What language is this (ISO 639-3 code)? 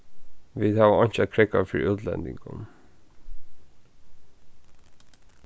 fao